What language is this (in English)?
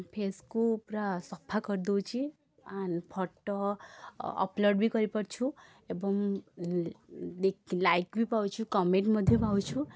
Odia